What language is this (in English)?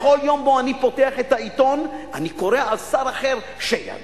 Hebrew